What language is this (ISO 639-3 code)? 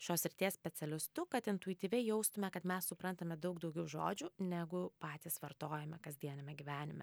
lit